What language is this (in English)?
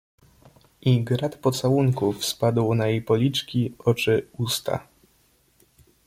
Polish